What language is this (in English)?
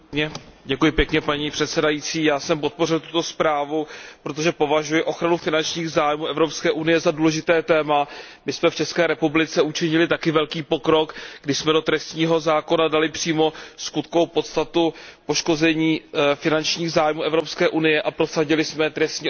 Czech